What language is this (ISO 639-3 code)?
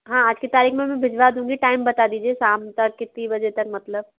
hin